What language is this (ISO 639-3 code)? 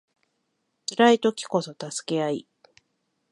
jpn